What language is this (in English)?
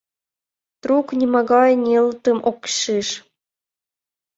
Mari